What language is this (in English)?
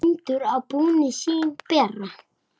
Icelandic